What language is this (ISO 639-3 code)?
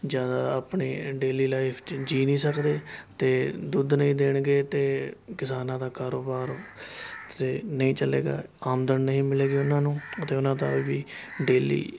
pan